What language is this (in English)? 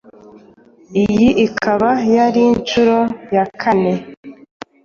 Kinyarwanda